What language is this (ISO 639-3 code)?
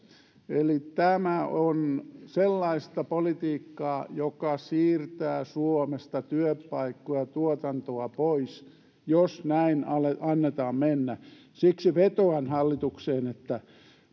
fin